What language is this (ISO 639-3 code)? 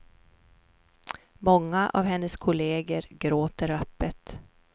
swe